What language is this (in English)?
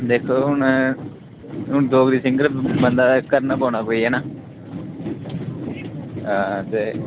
Dogri